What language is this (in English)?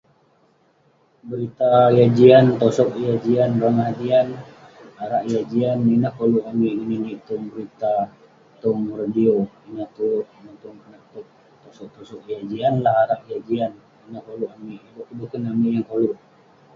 Western Penan